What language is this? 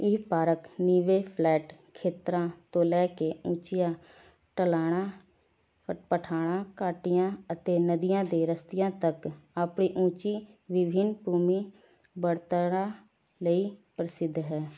Punjabi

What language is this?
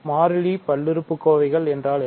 Tamil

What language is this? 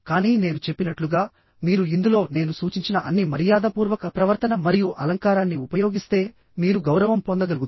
Telugu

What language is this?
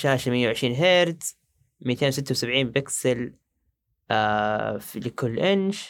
Arabic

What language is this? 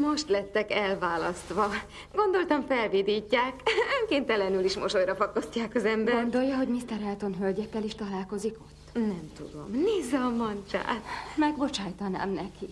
Hungarian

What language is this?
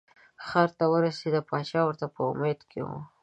Pashto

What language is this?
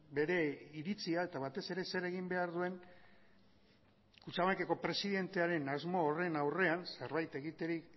Basque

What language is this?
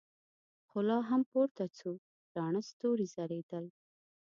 Pashto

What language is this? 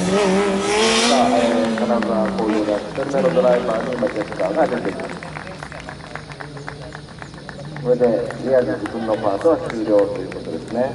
Japanese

